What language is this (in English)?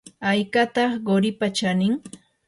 Yanahuanca Pasco Quechua